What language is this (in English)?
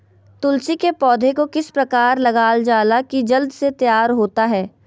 Magahi